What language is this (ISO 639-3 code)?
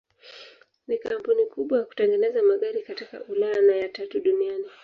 swa